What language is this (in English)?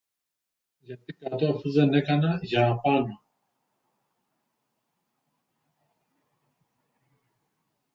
Greek